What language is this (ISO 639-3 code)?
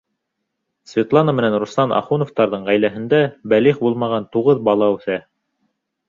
bak